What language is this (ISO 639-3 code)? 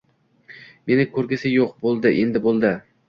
uzb